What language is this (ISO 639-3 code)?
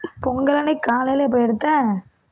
tam